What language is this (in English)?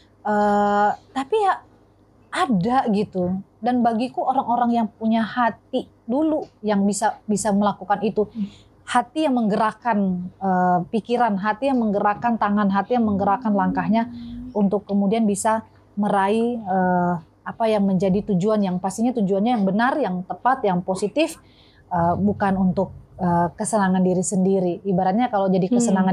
Indonesian